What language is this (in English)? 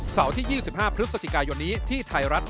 Thai